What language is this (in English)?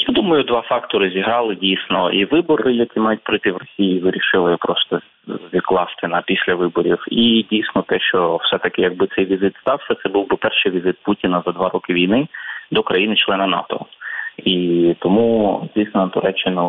Ukrainian